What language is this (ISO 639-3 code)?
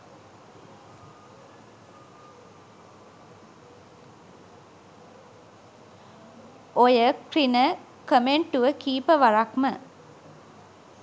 sin